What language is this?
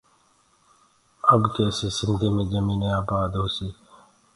Gurgula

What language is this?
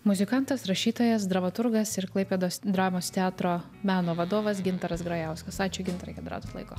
Lithuanian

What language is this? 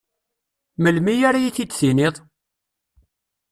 Kabyle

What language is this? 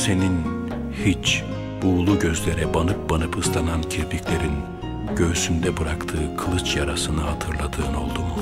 Turkish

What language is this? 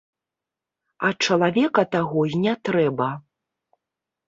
Belarusian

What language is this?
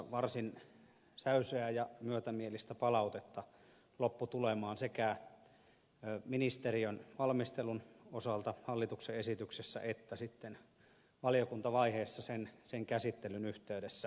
Finnish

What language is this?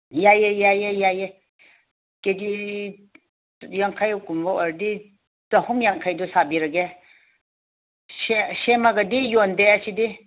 Manipuri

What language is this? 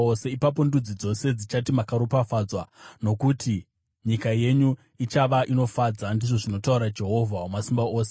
Shona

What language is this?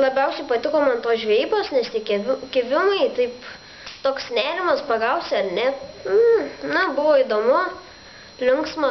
Lithuanian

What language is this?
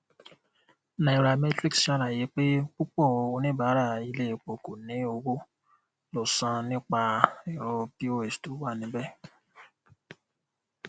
Yoruba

